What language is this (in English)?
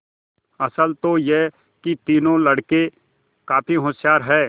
Hindi